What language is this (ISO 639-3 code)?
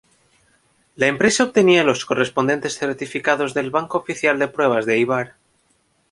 spa